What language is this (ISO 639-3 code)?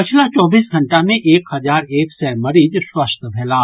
mai